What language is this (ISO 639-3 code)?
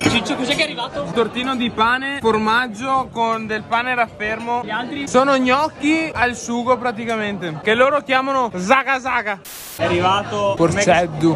ita